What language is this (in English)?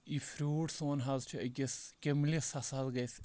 Kashmiri